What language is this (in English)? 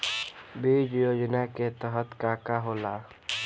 Bhojpuri